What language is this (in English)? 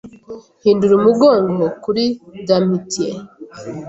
Kinyarwanda